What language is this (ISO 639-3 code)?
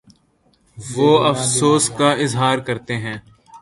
urd